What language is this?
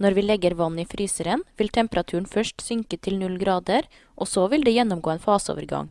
Norwegian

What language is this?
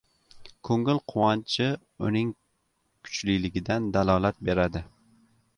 Uzbek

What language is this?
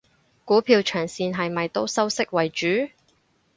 Cantonese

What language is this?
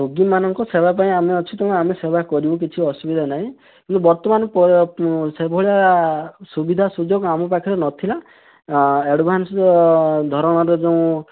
Odia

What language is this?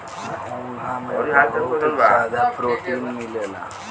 Bhojpuri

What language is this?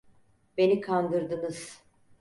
Turkish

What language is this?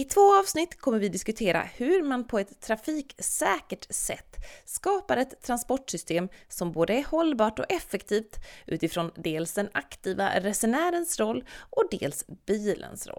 Swedish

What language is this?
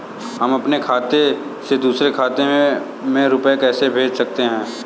Hindi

